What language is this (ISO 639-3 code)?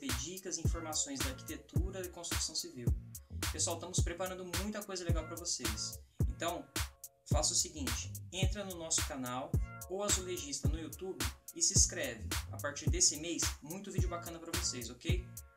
por